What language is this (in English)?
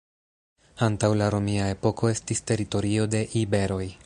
Esperanto